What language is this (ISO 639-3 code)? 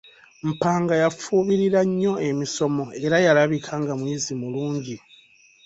lug